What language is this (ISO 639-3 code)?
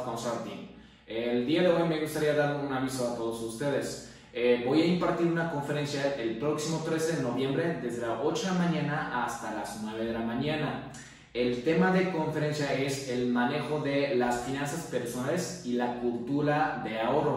spa